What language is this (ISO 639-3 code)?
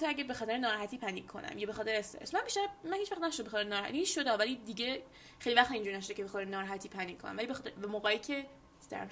fas